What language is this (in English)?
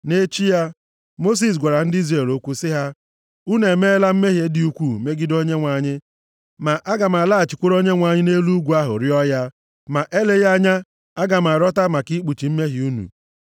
Igbo